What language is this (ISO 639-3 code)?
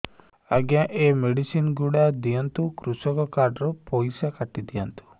ori